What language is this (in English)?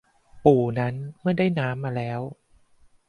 Thai